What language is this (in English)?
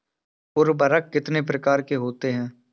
Hindi